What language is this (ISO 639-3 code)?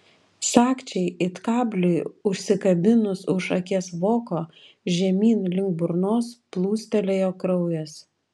lit